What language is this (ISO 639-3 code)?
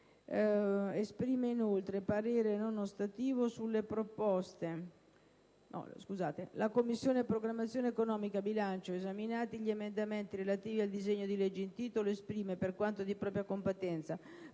ita